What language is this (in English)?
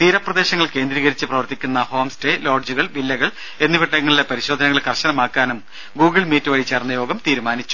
Malayalam